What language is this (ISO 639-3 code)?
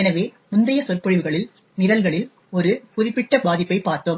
tam